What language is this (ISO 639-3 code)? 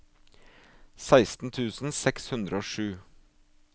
nor